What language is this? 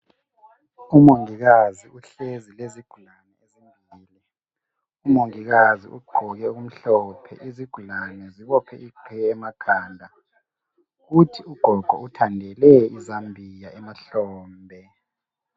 North Ndebele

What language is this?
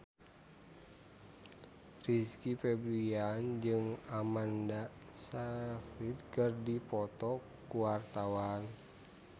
Sundanese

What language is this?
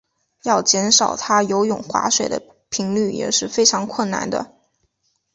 Chinese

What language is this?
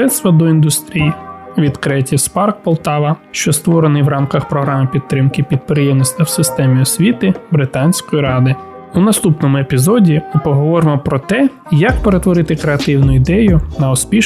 Ukrainian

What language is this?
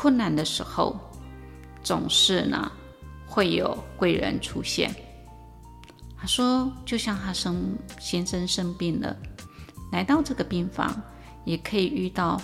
Chinese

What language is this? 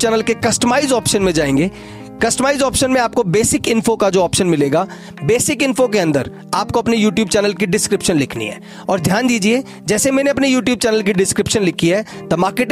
Hindi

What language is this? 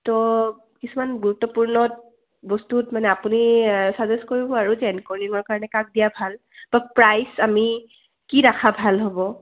Assamese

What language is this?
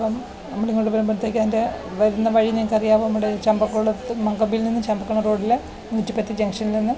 Malayalam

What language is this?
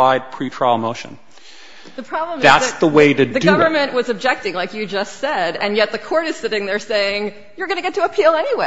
English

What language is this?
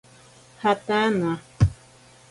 Ashéninka Perené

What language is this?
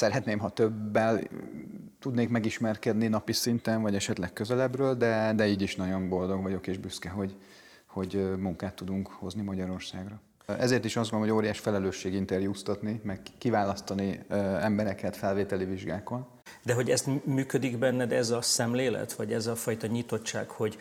Hungarian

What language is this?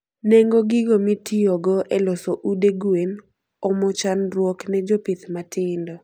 Luo (Kenya and Tanzania)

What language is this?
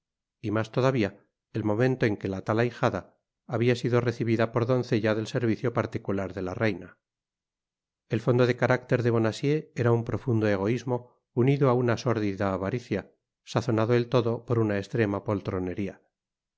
Spanish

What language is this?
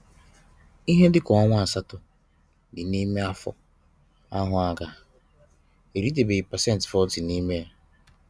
Igbo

